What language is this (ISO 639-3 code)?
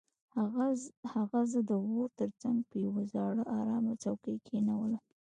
pus